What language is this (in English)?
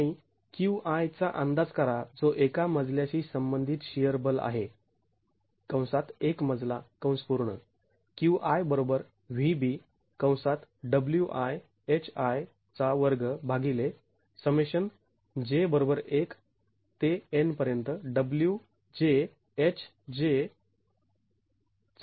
Marathi